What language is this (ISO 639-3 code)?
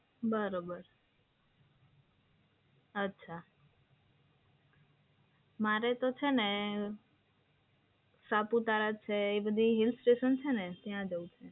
guj